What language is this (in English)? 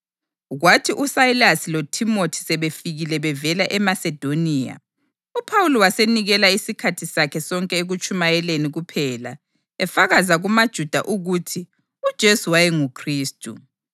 North Ndebele